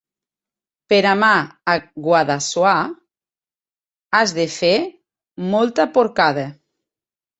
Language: Catalan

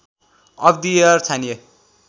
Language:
Nepali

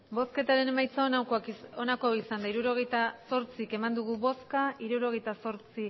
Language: Basque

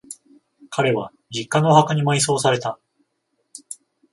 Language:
Japanese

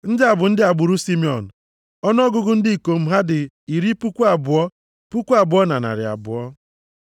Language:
Igbo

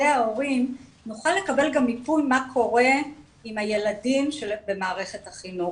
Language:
Hebrew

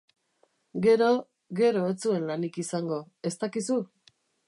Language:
Basque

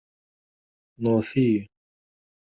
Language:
Kabyle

